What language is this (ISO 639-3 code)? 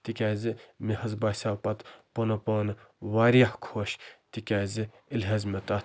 kas